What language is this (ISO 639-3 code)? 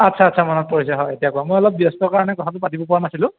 asm